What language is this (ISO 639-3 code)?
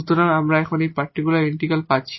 ben